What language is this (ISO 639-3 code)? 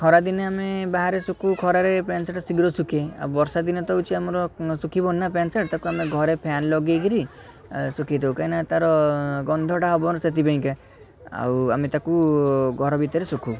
ori